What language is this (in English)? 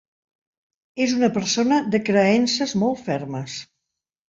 Catalan